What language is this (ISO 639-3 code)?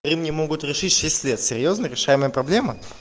rus